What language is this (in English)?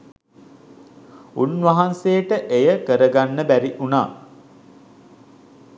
Sinhala